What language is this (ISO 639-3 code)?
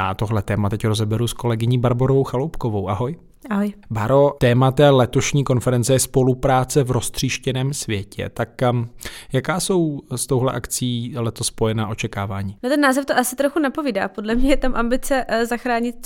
ces